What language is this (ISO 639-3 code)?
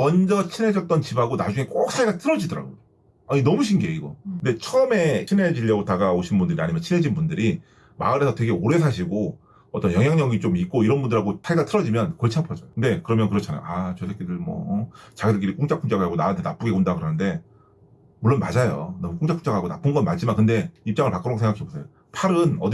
kor